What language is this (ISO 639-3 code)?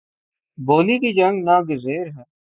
urd